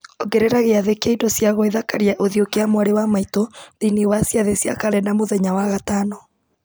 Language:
Kikuyu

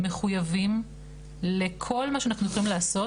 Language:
Hebrew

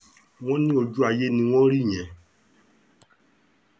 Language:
Yoruba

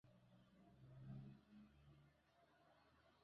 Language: Swahili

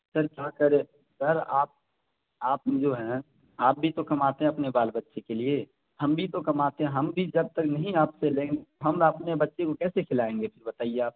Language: Urdu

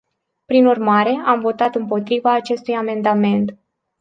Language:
Romanian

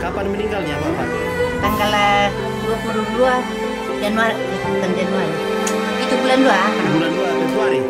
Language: Indonesian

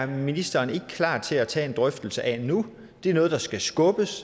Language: Danish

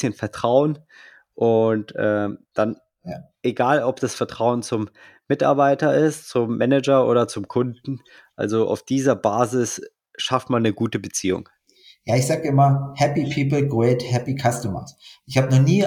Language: German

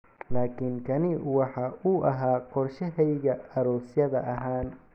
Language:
Somali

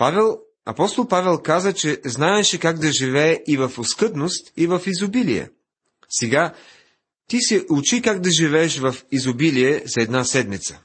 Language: Bulgarian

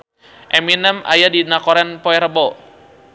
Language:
Sundanese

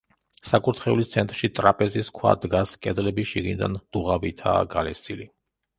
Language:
Georgian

